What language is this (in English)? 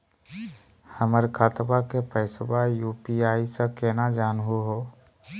Magahi